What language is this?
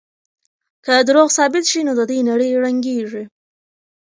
Pashto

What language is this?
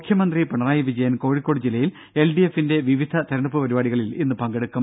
Malayalam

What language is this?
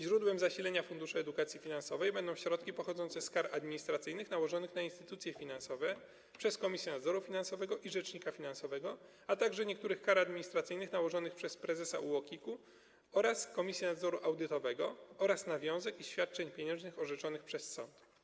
Polish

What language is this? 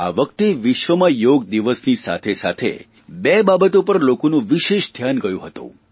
Gujarati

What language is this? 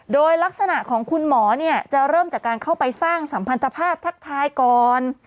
Thai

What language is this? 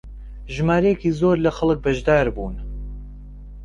Central Kurdish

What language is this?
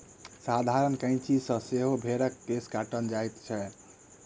Maithili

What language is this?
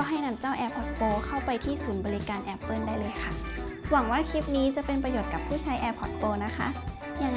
Thai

